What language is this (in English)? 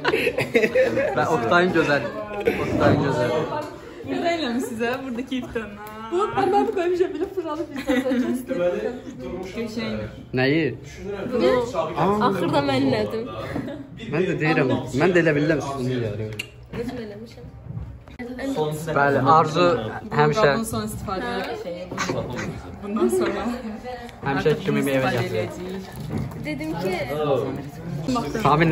Turkish